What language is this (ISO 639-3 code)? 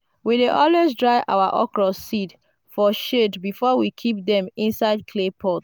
pcm